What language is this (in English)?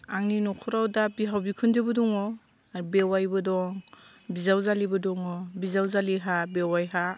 Bodo